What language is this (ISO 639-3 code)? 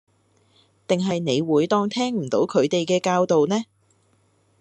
yue